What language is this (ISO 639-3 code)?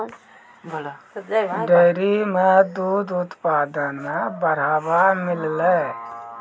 mai